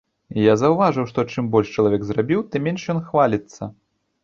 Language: Belarusian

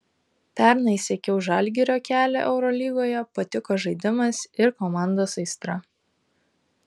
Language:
Lithuanian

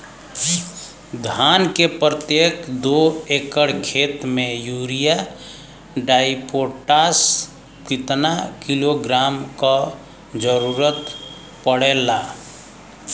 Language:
Bhojpuri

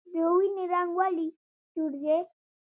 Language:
Pashto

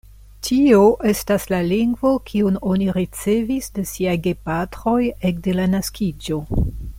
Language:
Esperanto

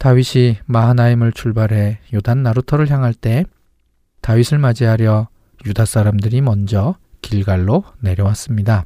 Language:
Korean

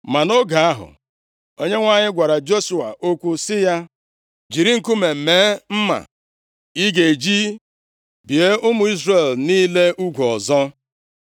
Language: Igbo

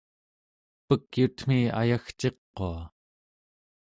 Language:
Central Yupik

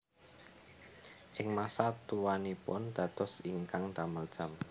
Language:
Javanese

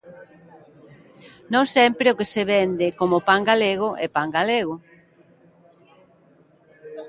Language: Galician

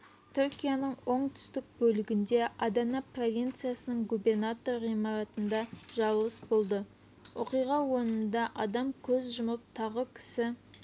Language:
Kazakh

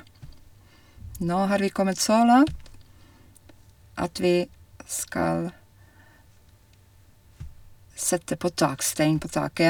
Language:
Norwegian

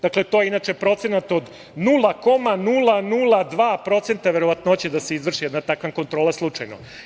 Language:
Serbian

